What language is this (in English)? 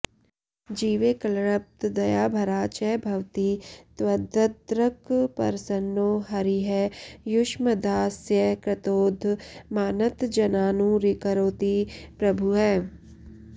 Sanskrit